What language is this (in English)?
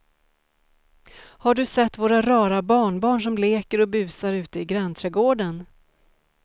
Swedish